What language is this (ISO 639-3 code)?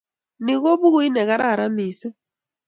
kln